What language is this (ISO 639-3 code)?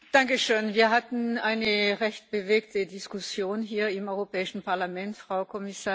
deu